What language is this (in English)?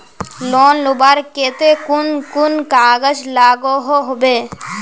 Magahi